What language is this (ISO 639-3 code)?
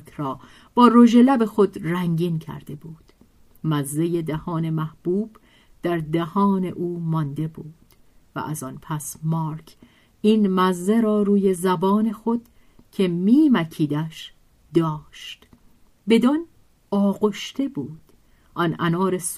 fas